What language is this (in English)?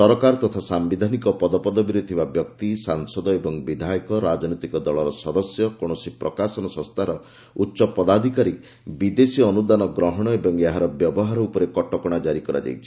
Odia